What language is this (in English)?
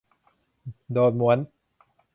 Thai